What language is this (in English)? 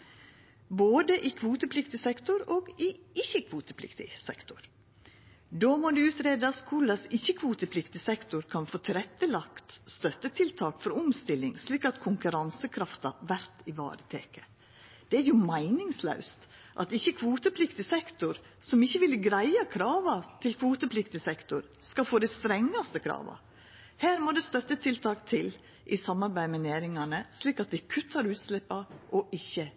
Norwegian Nynorsk